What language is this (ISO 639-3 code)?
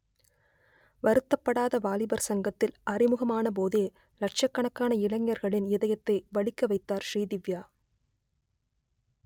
tam